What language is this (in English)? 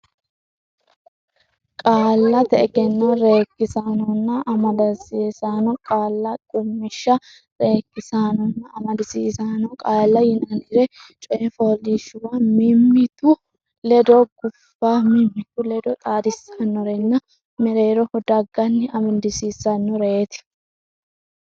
Sidamo